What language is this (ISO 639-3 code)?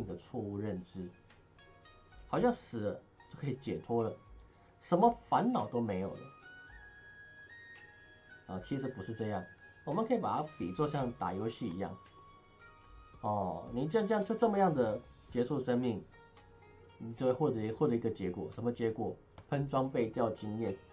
zho